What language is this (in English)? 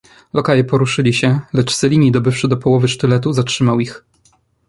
Polish